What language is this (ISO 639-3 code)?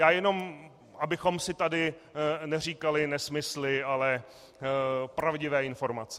ces